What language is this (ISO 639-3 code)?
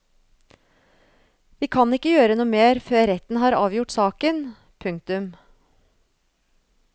nor